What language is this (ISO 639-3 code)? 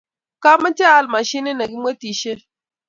kln